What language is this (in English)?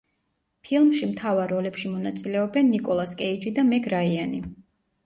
Georgian